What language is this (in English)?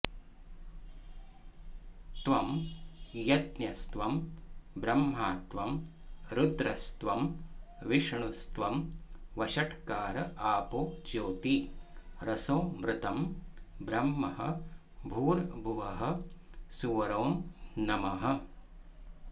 Sanskrit